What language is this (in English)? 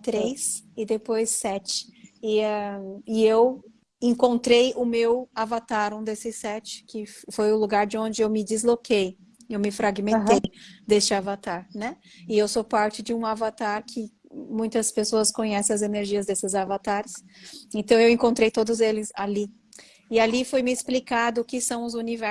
Portuguese